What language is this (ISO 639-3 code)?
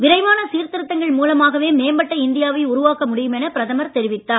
tam